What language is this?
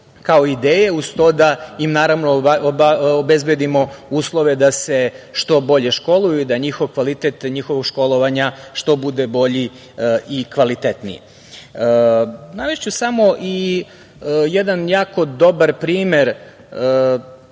Serbian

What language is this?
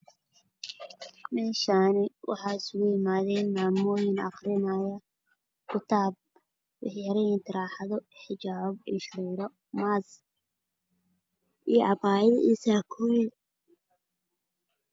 Somali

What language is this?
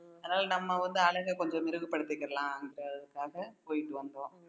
Tamil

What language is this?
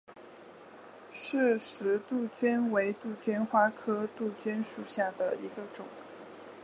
Chinese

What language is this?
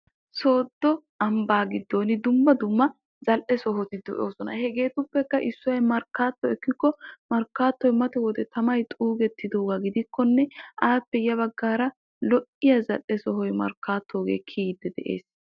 Wolaytta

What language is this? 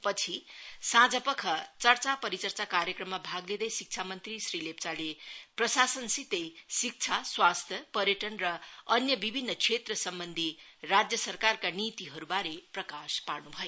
Nepali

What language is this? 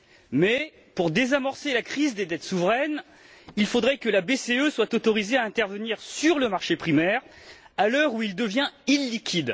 French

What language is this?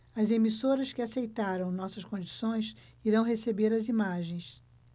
Portuguese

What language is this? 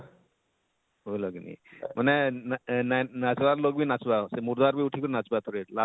Odia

